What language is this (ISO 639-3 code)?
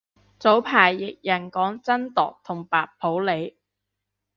yue